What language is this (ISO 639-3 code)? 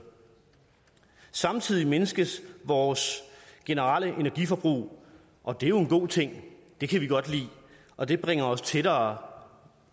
dan